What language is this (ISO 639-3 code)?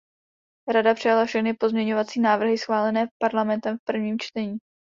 ces